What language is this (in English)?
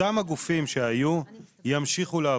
Hebrew